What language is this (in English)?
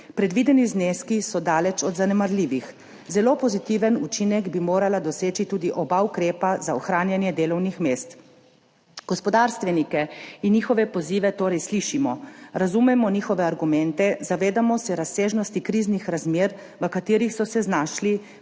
Slovenian